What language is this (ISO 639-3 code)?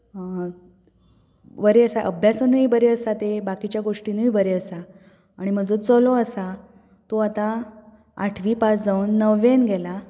kok